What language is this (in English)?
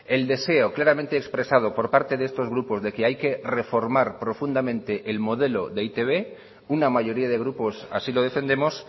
Spanish